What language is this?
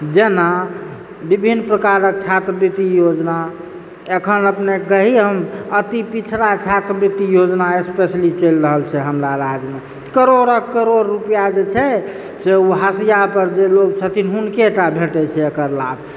Maithili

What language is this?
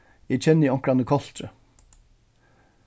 Faroese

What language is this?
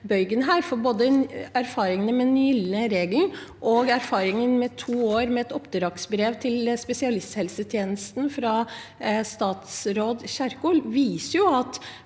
Norwegian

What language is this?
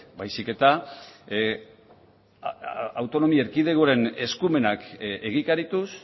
Basque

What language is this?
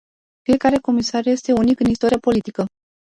Romanian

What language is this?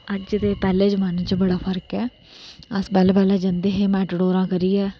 Dogri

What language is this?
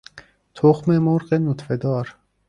Persian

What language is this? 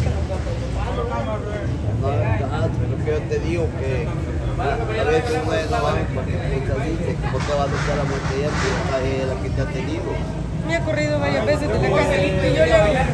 Spanish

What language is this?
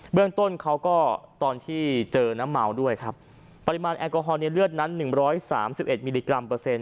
Thai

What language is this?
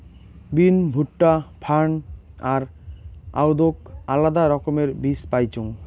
Bangla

